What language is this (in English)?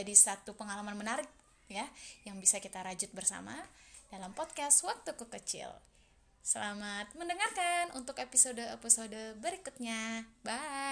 Indonesian